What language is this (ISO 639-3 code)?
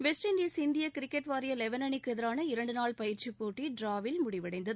tam